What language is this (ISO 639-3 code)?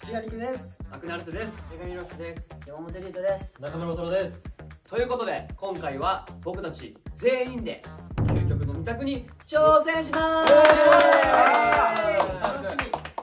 jpn